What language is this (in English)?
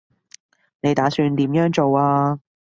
Cantonese